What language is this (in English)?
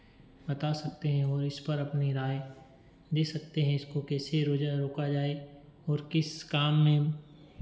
Hindi